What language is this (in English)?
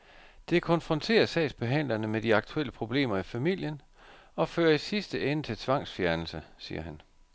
Danish